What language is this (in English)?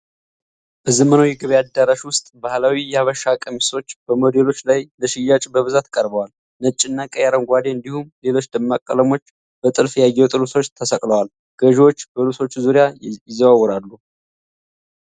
Amharic